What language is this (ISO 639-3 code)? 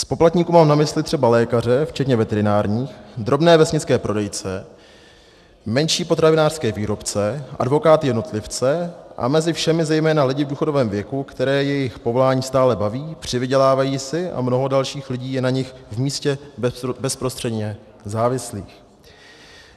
ces